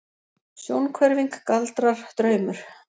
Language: Icelandic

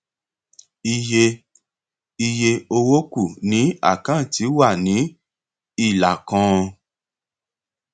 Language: Yoruba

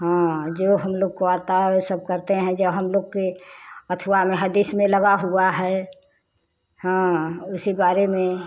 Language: Hindi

